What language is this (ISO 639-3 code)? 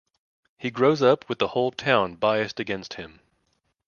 eng